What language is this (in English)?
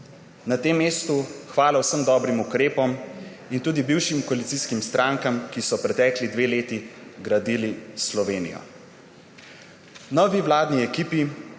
Slovenian